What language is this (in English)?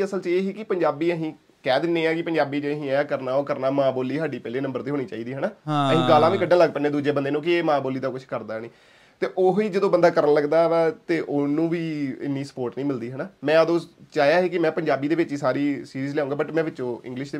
Punjabi